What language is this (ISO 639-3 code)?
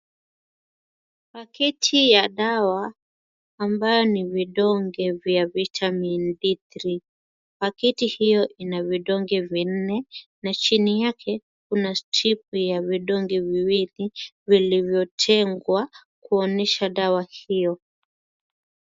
swa